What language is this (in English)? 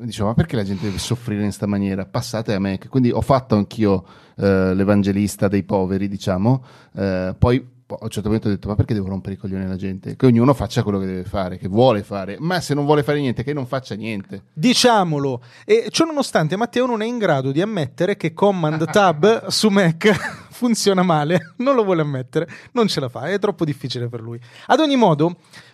Italian